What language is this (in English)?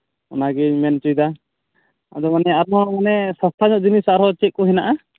Santali